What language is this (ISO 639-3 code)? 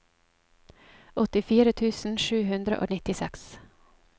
nor